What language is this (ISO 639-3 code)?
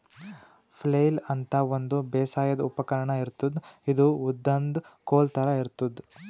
kan